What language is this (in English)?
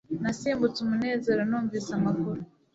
Kinyarwanda